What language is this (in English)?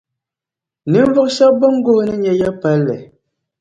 Dagbani